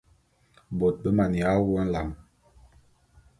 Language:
Bulu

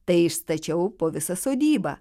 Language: Lithuanian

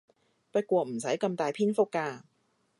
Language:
Cantonese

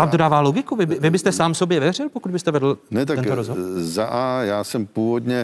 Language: Czech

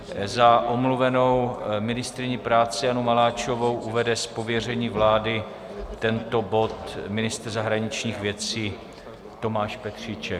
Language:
Czech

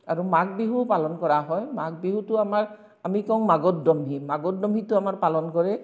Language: Assamese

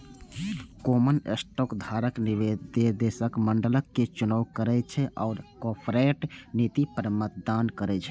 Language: Maithili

